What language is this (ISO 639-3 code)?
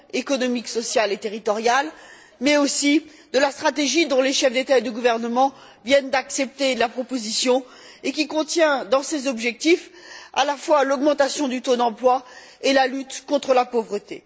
fra